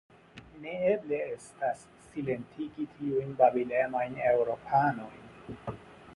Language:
Esperanto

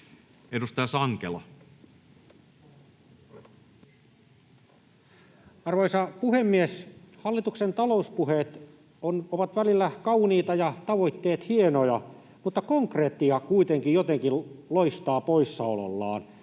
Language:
Finnish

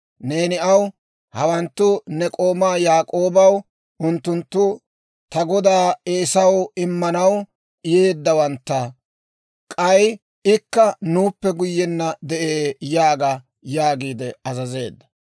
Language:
Dawro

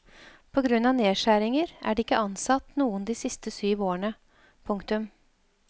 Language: Norwegian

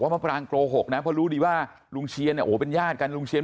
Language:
Thai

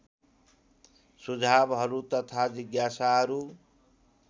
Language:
Nepali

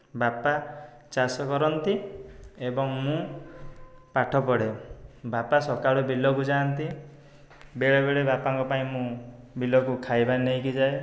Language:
Odia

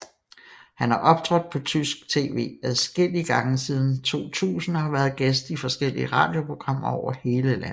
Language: Danish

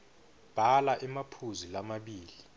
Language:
Swati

